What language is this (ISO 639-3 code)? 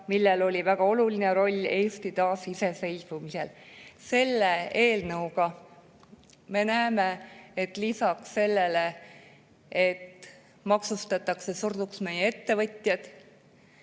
est